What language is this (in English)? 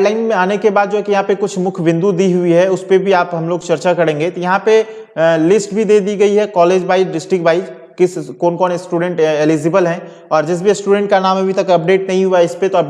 Hindi